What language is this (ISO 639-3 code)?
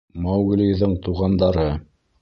bak